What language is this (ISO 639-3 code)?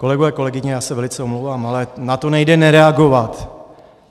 ces